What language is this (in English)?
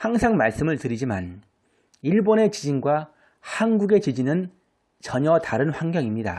Korean